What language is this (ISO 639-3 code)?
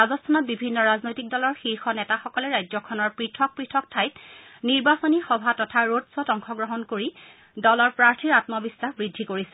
asm